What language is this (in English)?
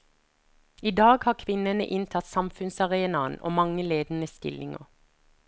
Norwegian